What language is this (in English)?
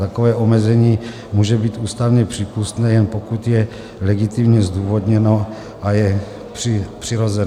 Czech